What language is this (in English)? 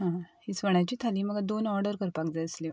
Konkani